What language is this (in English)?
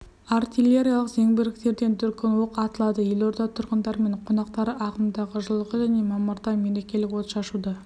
Kazakh